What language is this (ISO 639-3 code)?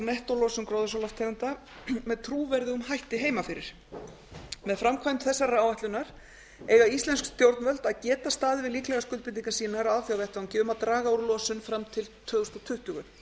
isl